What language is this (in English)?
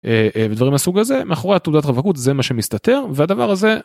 Hebrew